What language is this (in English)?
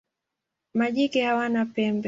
Swahili